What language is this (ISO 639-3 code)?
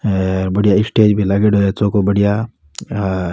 raj